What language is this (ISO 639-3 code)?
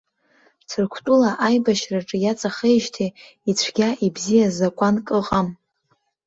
abk